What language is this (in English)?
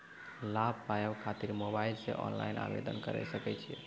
Maithili